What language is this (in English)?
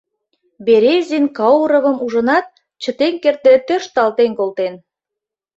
Mari